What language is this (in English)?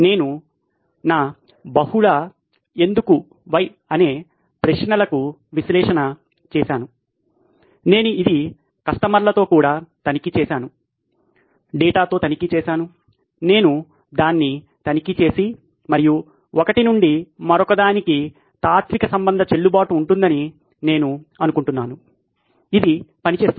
Telugu